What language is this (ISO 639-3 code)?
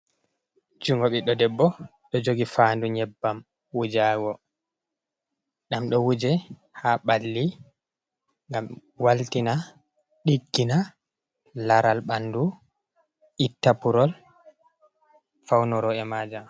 ful